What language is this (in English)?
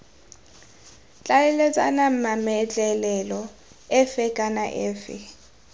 Tswana